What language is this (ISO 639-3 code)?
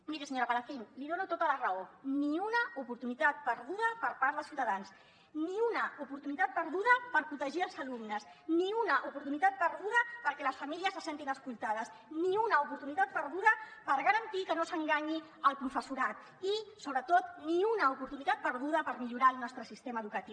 cat